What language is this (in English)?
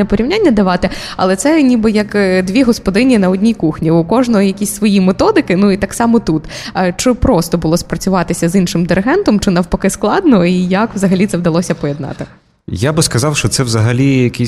Ukrainian